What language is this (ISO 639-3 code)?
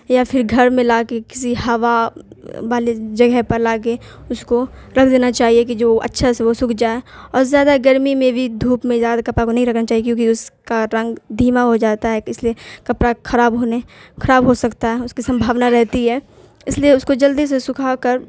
urd